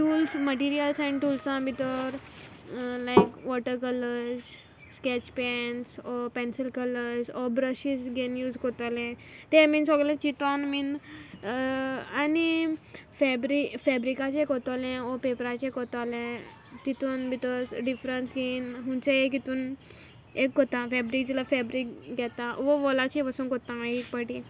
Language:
Konkani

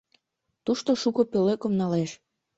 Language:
Mari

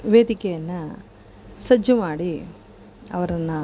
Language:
Kannada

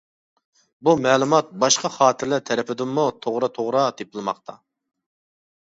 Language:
Uyghur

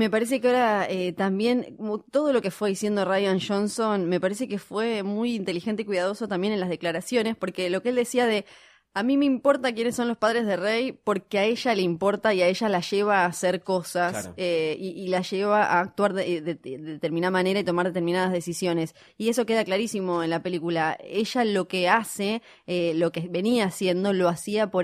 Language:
Spanish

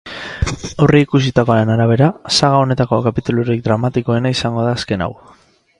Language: Basque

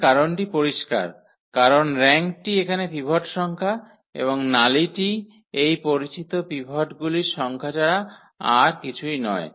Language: Bangla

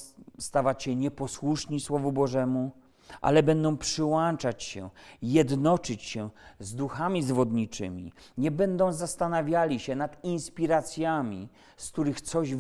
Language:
Polish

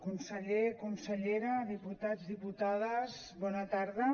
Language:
Catalan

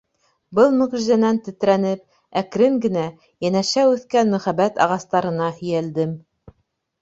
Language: Bashkir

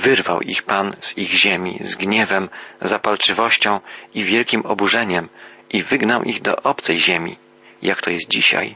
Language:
Polish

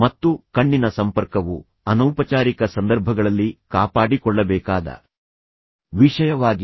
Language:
Kannada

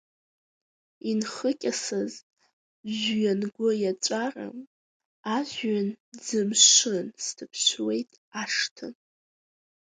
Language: Abkhazian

